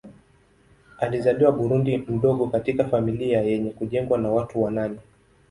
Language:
Swahili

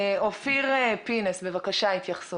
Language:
Hebrew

